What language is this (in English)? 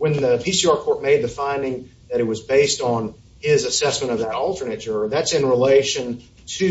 English